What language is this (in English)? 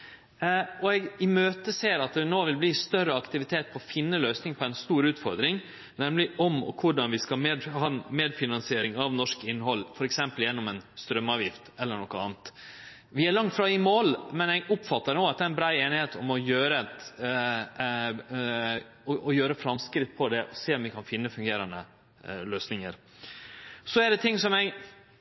Norwegian Nynorsk